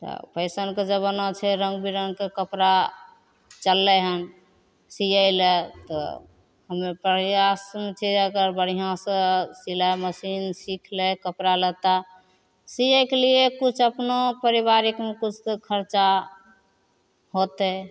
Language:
Maithili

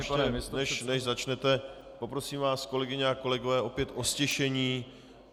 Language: Czech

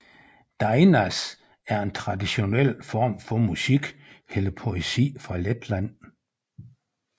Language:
Danish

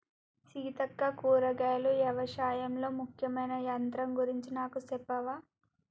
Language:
Telugu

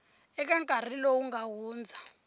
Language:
Tsonga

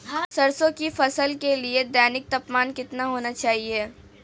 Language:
Hindi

